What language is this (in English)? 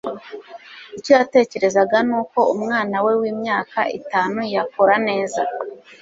Kinyarwanda